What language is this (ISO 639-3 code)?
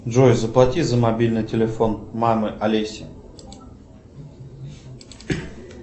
rus